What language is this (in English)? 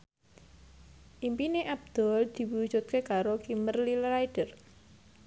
Javanese